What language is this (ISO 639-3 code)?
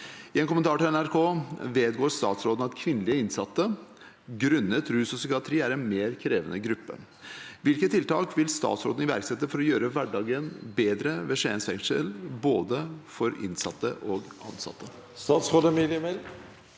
nor